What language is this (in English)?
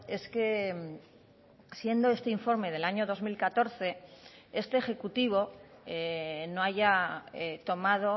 Spanish